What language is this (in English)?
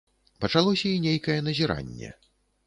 Belarusian